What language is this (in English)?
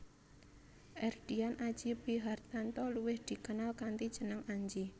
Javanese